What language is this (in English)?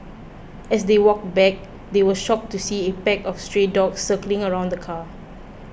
English